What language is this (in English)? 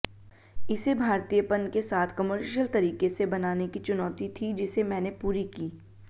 Hindi